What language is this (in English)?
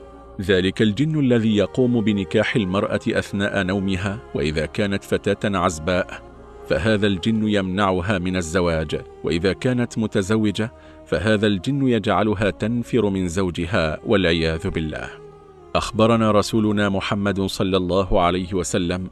Arabic